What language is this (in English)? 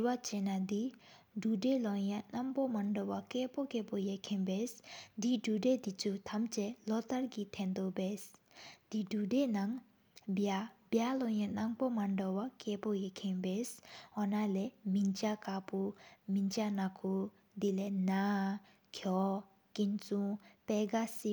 Sikkimese